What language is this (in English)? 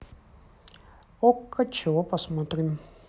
Russian